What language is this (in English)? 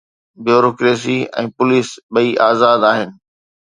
Sindhi